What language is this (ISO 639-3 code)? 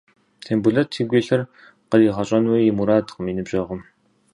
kbd